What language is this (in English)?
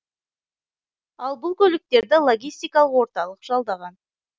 Kazakh